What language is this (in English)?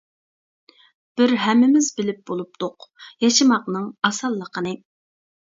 Uyghur